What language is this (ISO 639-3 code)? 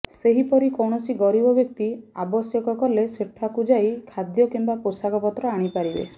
ori